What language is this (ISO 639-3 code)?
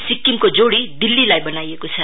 nep